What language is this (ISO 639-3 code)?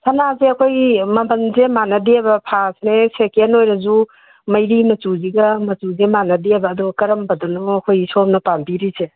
mni